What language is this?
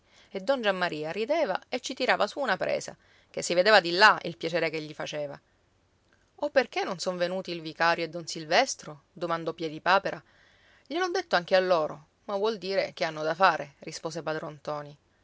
Italian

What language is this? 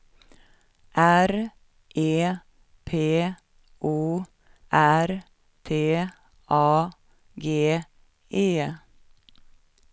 Swedish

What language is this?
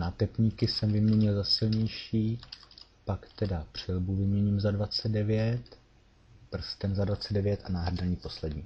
Czech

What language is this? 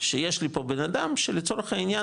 Hebrew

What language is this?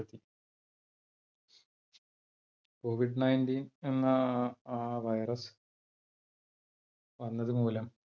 Malayalam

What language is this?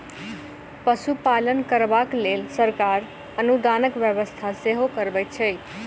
Maithili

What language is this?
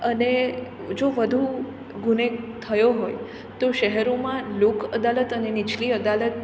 Gujarati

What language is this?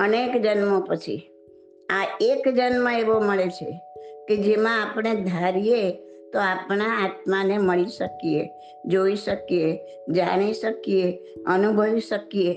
Gujarati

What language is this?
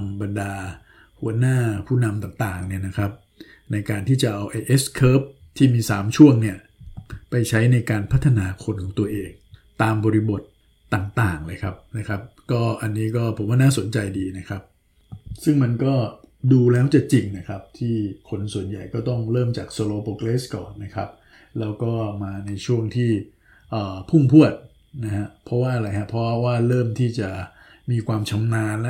Thai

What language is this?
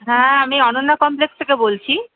Bangla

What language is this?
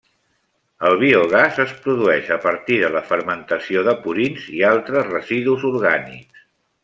Catalan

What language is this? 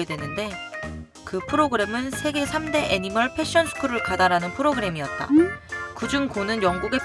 Korean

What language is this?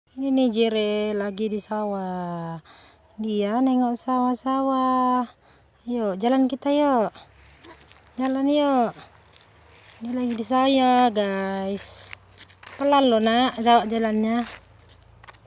Indonesian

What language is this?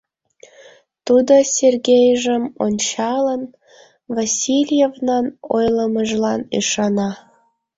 Mari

